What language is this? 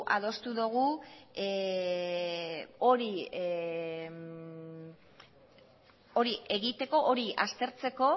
Basque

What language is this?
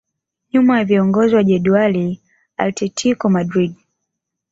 Swahili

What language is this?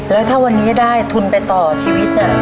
Thai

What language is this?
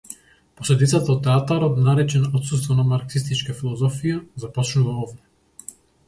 Macedonian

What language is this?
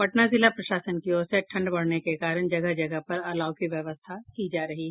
Hindi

